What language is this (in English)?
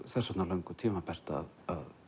Icelandic